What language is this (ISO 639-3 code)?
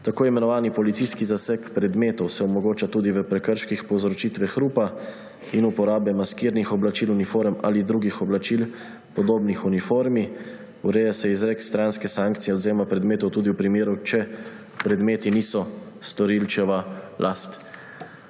slv